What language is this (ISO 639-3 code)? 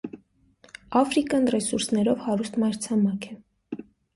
hye